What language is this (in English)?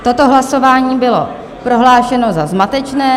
Czech